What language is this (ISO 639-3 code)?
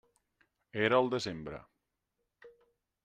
cat